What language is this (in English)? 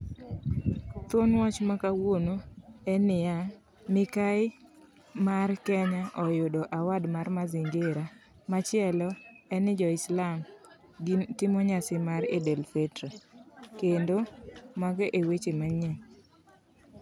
Luo (Kenya and Tanzania)